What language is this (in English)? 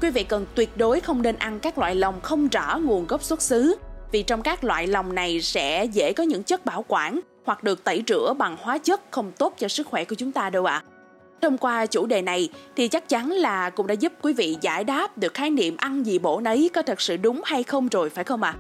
Vietnamese